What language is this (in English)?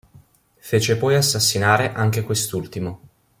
Italian